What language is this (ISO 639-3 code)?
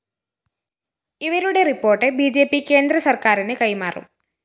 mal